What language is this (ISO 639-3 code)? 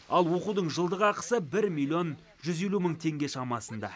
kaz